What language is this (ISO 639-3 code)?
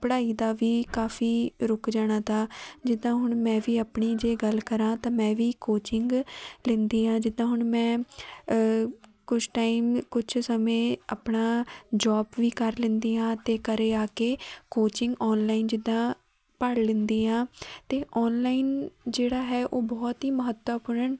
pan